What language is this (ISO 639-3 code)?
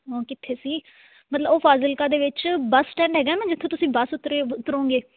pan